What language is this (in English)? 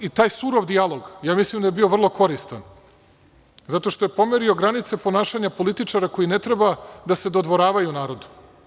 Serbian